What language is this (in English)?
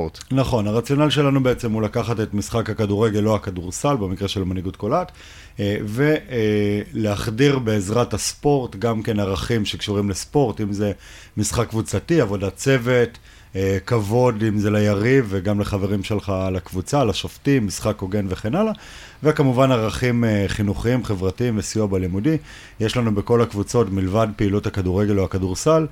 Hebrew